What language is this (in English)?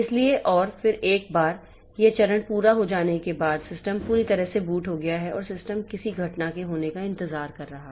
Hindi